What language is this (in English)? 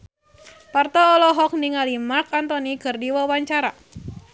Sundanese